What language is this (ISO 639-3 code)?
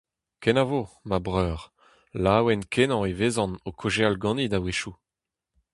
bre